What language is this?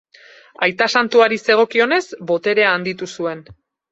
Basque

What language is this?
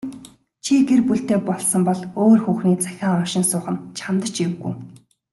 Mongolian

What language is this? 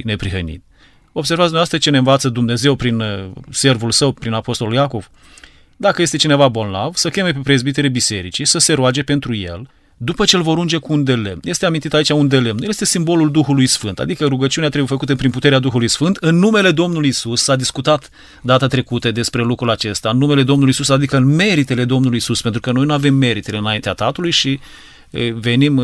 Romanian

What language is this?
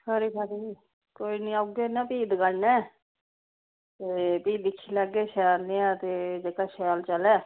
Dogri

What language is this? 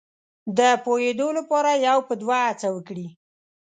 Pashto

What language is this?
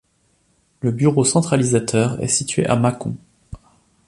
French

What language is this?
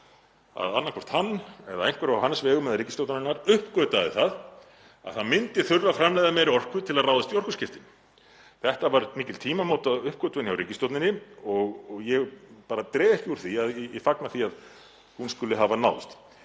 Icelandic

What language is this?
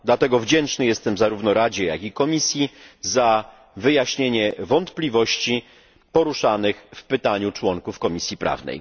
Polish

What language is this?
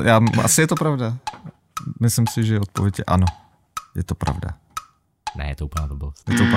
Czech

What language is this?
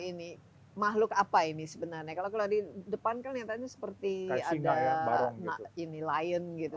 Indonesian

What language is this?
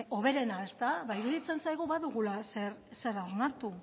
Basque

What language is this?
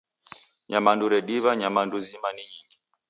Taita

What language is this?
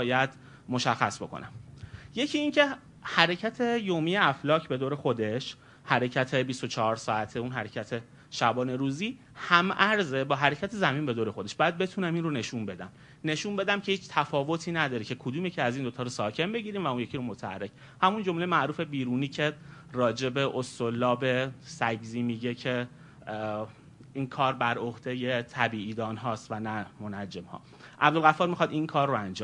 Persian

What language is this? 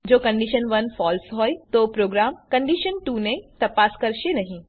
Gujarati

